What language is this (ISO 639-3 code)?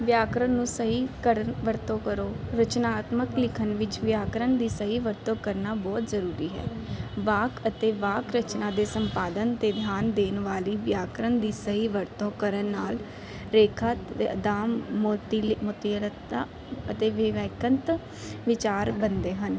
pan